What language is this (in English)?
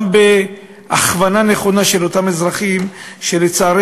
Hebrew